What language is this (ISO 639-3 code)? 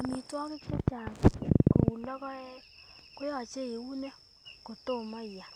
kln